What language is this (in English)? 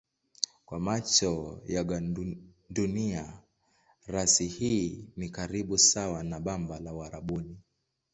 Swahili